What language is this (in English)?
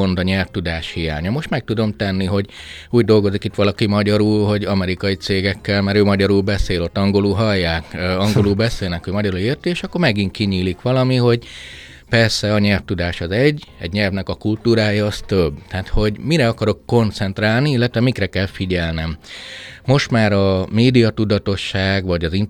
Hungarian